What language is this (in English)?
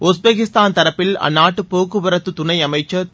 Tamil